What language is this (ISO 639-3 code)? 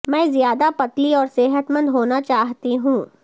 urd